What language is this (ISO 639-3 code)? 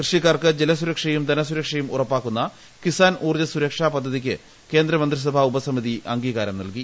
mal